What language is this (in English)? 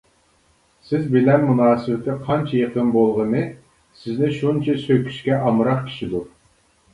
Uyghur